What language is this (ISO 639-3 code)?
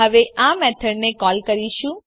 guj